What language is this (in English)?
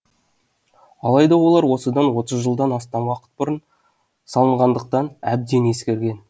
Kazakh